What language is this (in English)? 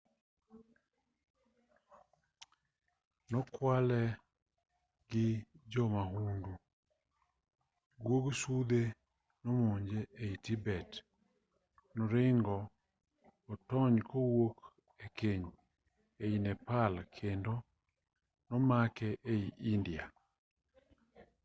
Luo (Kenya and Tanzania)